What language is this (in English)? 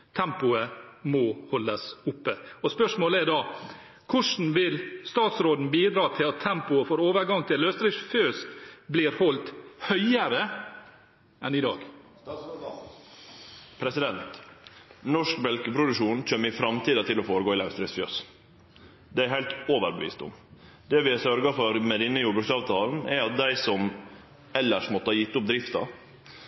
Norwegian